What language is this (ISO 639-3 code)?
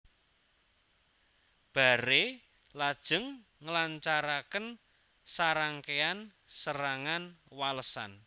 jav